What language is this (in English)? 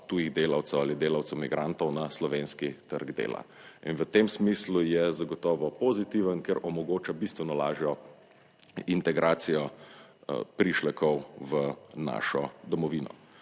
Slovenian